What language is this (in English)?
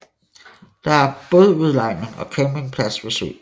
Danish